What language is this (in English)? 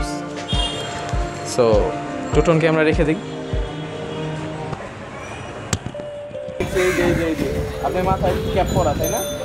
Romanian